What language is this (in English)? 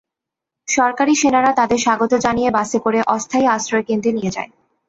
Bangla